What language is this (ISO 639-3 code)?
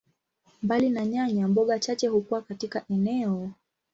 swa